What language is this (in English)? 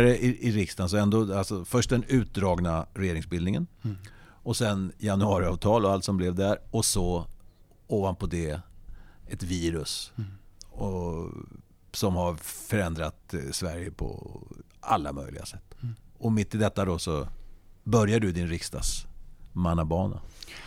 Swedish